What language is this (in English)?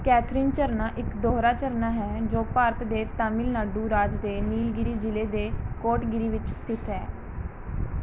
Punjabi